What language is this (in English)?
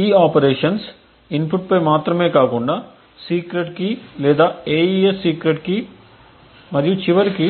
Telugu